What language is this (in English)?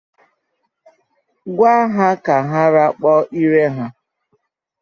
Igbo